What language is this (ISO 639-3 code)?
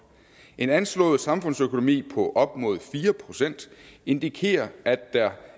dan